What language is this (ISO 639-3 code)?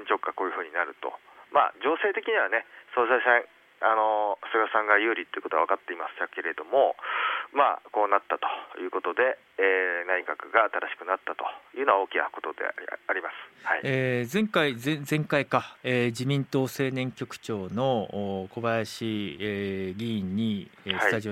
jpn